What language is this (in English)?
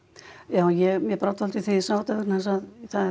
Icelandic